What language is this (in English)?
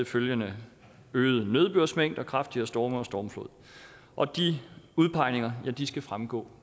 Danish